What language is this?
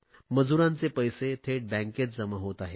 Marathi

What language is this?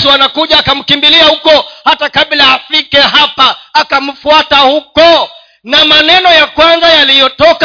Swahili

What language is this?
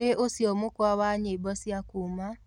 Kikuyu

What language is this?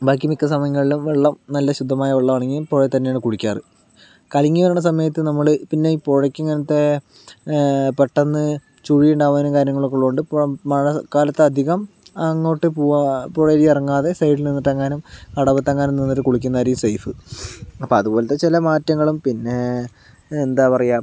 Malayalam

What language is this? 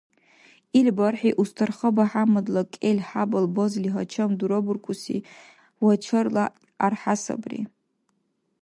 Dargwa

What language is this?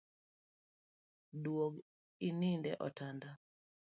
Luo (Kenya and Tanzania)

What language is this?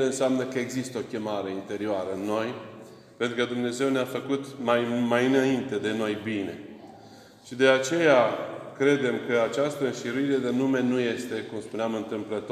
Romanian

